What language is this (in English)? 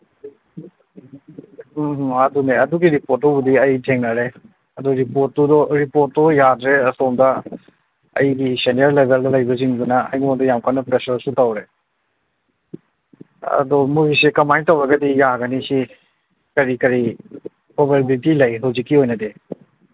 Manipuri